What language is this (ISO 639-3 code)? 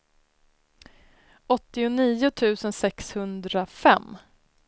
swe